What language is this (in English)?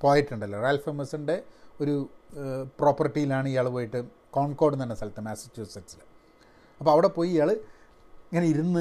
Malayalam